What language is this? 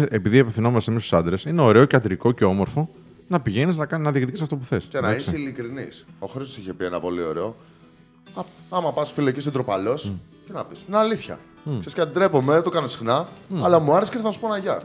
Greek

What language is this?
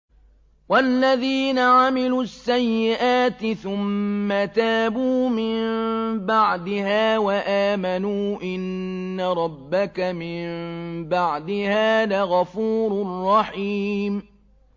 Arabic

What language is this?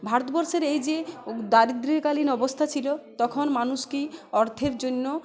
Bangla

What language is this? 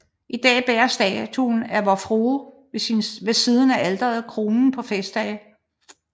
Danish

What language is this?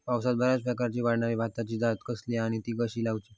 Marathi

